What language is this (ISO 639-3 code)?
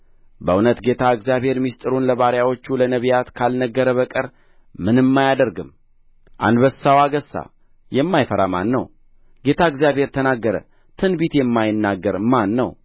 amh